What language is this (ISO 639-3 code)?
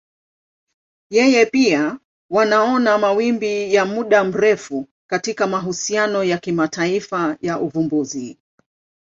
swa